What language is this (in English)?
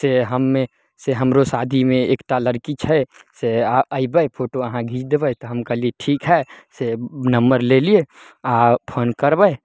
Maithili